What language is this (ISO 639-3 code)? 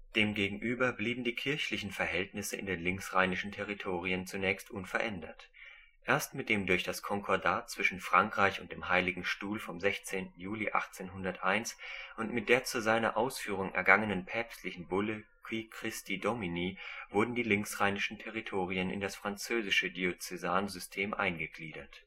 deu